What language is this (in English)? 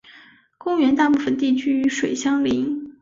Chinese